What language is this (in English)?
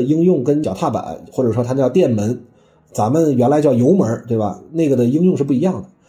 Chinese